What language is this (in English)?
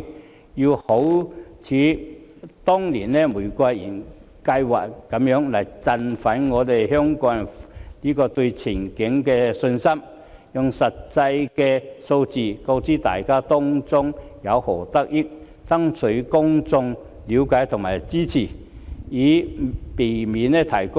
Cantonese